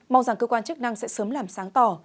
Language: Vietnamese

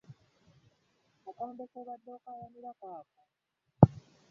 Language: Ganda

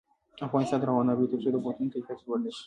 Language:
Pashto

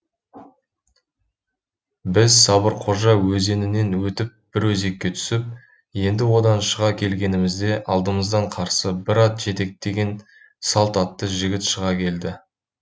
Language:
Kazakh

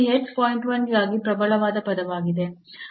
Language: Kannada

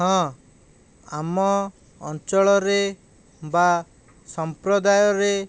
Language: Odia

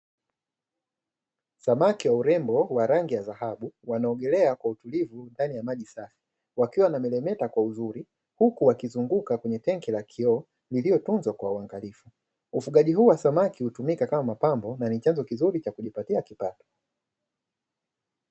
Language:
Swahili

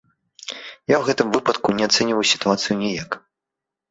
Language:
Belarusian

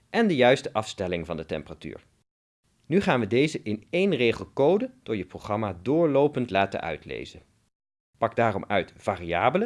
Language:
Dutch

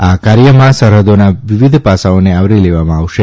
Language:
Gujarati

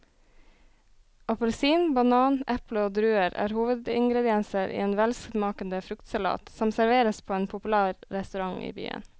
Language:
Norwegian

